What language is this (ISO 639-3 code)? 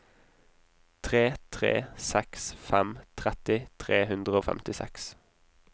nor